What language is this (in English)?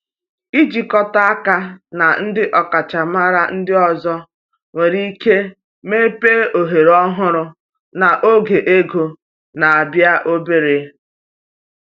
Igbo